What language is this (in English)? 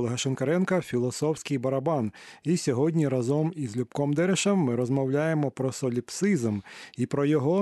Ukrainian